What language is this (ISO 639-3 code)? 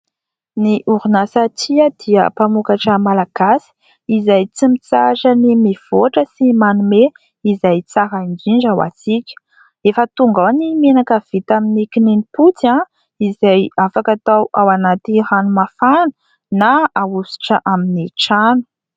mlg